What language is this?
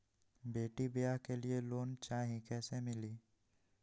Magahi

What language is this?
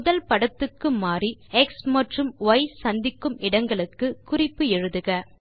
Tamil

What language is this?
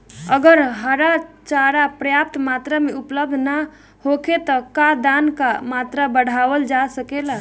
Bhojpuri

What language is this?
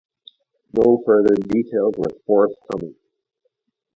English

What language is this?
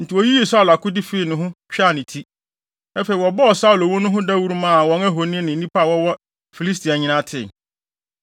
Akan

